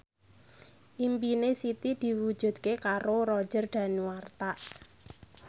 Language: Javanese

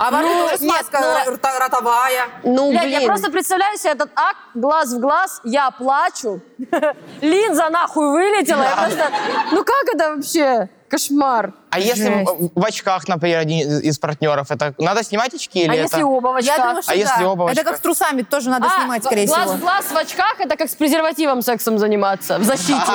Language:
Russian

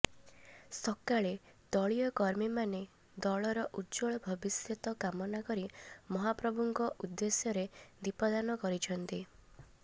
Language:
Odia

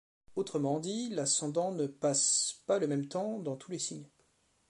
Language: French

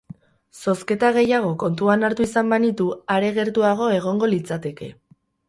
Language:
Basque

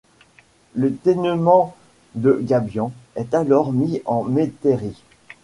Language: French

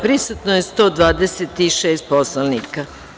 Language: Serbian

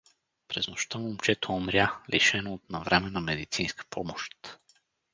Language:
Bulgarian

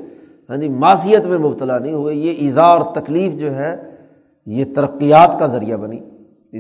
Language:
Urdu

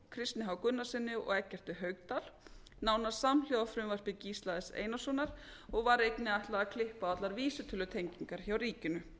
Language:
Icelandic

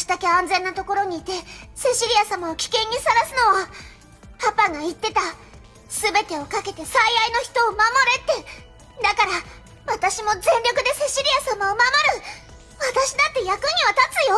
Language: Japanese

